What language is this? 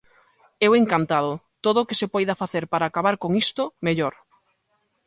Galician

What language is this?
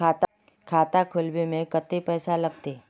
Magahi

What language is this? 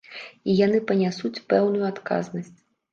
Belarusian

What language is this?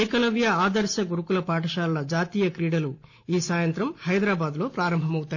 Telugu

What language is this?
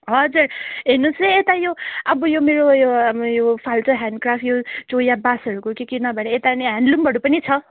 Nepali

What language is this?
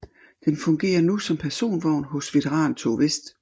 Danish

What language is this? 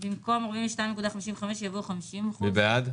Hebrew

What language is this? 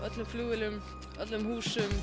Icelandic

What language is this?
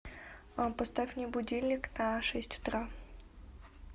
Russian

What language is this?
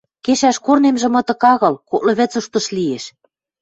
Western Mari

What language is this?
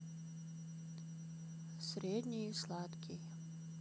Russian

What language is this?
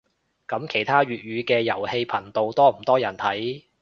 Cantonese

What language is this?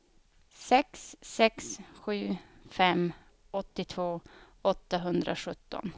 Swedish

